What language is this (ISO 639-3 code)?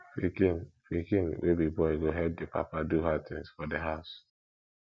pcm